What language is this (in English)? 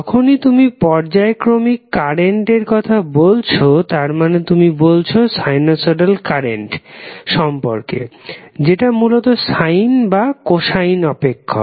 Bangla